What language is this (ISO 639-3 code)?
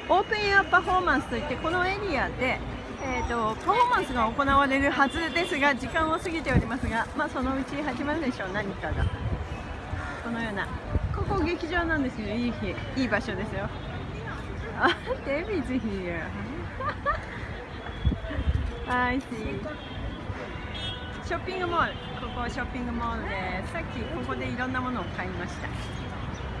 jpn